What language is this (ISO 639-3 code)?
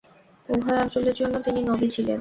ben